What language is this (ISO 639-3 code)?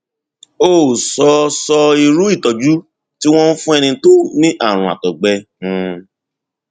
yor